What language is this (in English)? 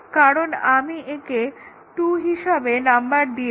Bangla